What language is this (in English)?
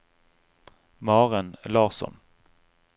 Norwegian